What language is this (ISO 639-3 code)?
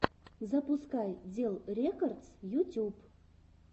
rus